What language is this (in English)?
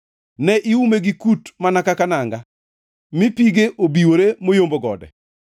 Luo (Kenya and Tanzania)